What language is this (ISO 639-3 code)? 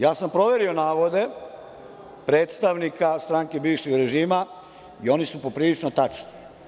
srp